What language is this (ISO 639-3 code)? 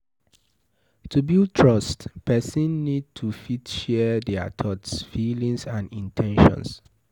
pcm